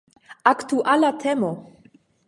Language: Esperanto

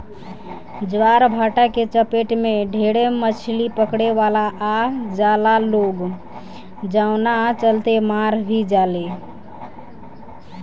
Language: Bhojpuri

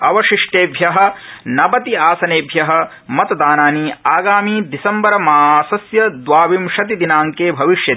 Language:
Sanskrit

